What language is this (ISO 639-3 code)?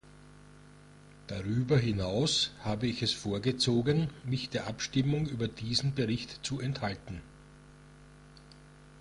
deu